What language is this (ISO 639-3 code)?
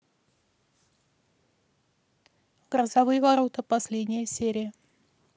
rus